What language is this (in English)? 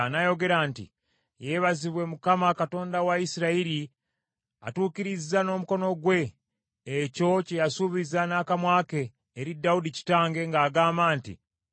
Ganda